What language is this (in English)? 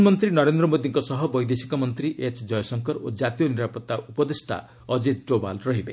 Odia